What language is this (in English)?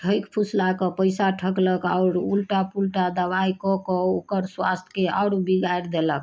Maithili